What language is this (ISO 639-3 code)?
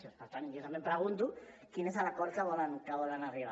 cat